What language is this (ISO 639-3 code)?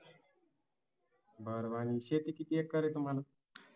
mar